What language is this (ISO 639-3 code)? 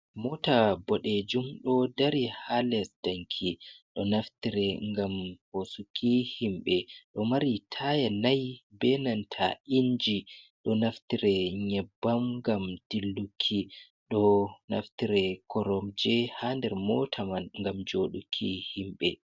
ful